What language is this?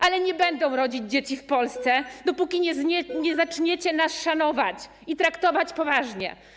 Polish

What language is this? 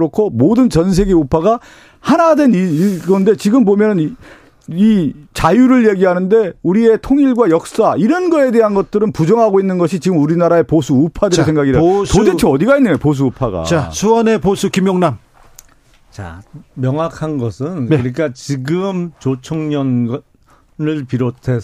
Korean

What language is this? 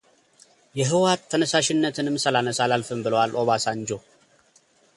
Amharic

